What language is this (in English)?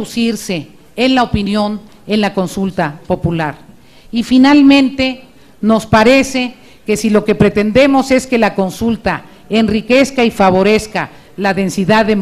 Spanish